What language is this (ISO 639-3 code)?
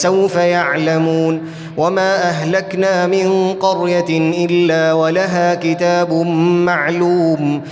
ara